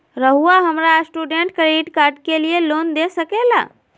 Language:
Magahi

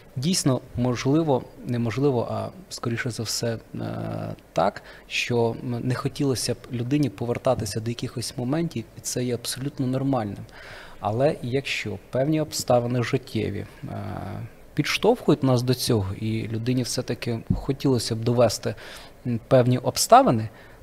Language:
Ukrainian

